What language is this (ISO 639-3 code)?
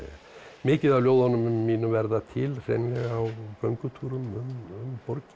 isl